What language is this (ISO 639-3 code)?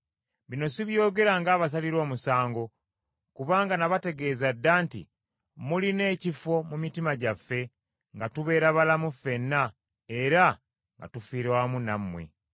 lug